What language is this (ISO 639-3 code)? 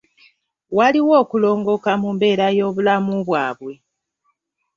lug